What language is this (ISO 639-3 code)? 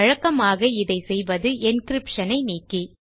tam